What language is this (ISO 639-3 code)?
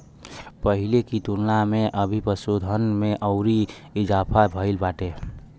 bho